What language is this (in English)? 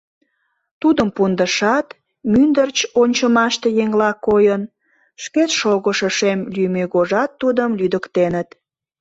Mari